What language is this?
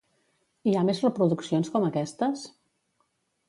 Catalan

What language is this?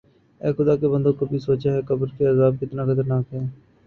Urdu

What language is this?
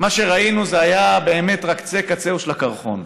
Hebrew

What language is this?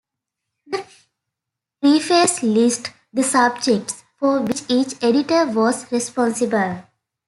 English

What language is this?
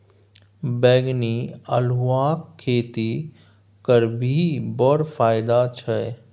Maithili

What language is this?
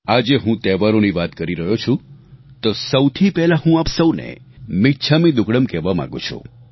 Gujarati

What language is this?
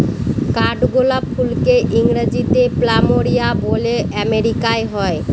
Bangla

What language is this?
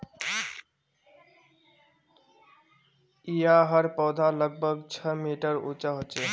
Magahi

